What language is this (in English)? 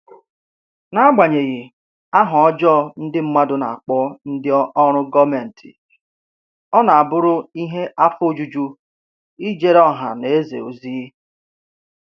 Igbo